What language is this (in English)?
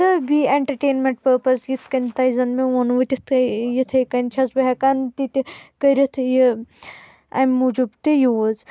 Kashmiri